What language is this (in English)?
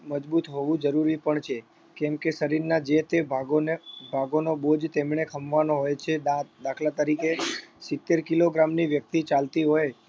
Gujarati